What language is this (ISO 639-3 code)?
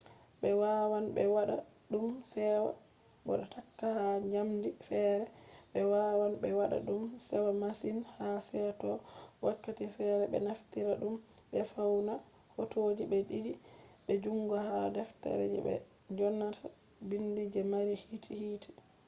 ful